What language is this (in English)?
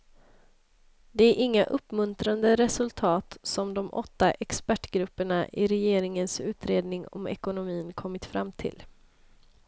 Swedish